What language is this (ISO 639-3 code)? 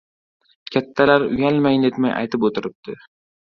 uzb